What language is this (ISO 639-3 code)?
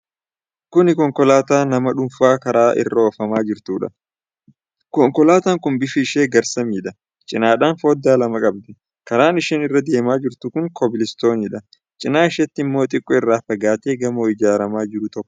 orm